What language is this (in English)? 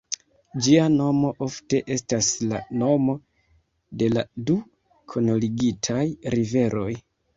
Esperanto